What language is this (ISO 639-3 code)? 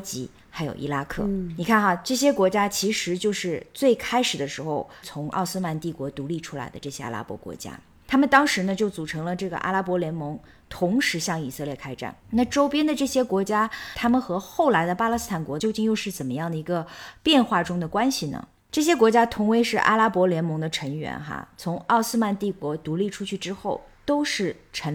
zho